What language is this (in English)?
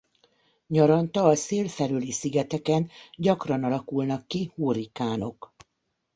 Hungarian